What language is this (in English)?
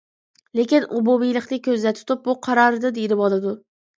Uyghur